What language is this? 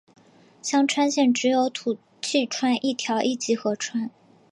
Chinese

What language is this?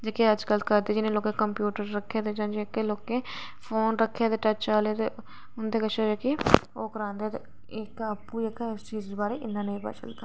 Dogri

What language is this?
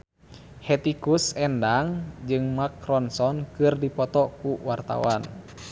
Sundanese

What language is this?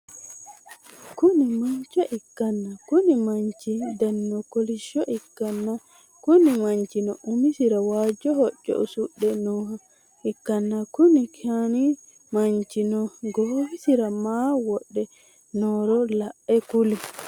Sidamo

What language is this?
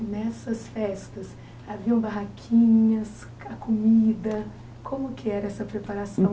Portuguese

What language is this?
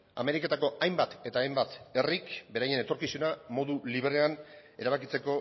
Basque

